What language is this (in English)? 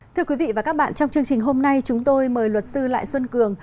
Vietnamese